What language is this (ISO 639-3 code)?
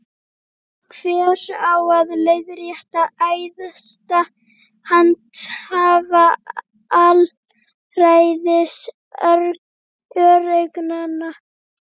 isl